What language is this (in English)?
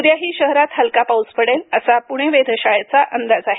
Marathi